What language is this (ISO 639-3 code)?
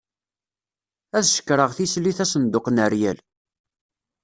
kab